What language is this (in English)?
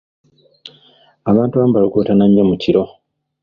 Ganda